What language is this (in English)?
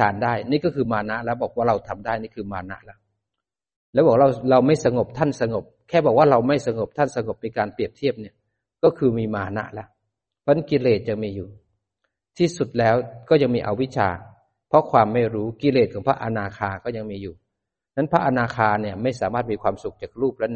Thai